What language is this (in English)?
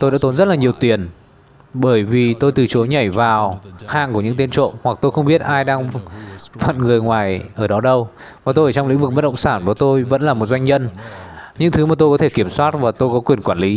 Vietnamese